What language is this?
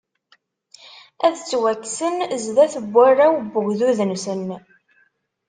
Kabyle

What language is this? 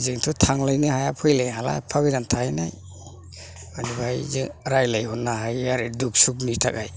Bodo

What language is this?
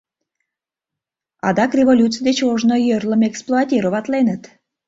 Mari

